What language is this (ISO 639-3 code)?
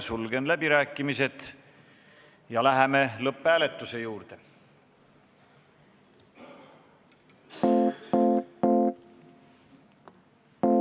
est